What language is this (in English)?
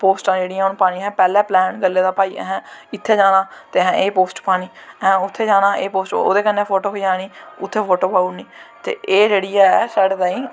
Dogri